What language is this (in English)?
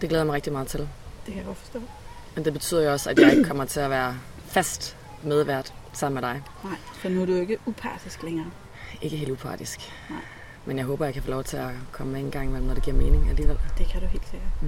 Danish